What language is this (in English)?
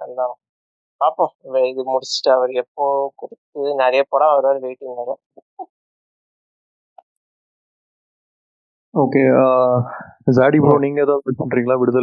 Tamil